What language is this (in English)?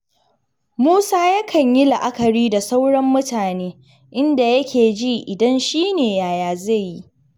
Hausa